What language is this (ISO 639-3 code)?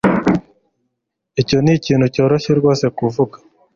kin